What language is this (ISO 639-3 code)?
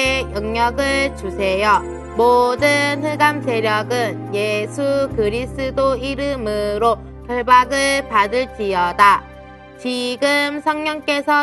kor